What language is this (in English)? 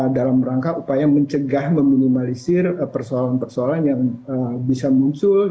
Indonesian